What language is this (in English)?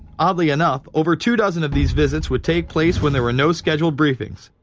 English